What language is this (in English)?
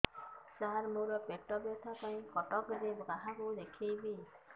Odia